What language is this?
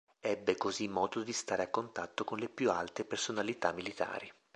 Italian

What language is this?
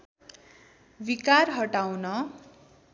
Nepali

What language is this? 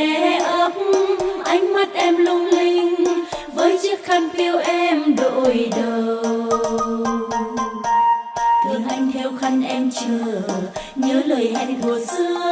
Vietnamese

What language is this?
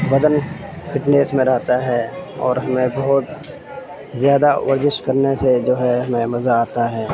Urdu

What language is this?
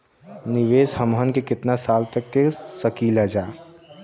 Bhojpuri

